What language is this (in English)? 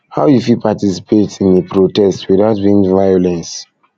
Nigerian Pidgin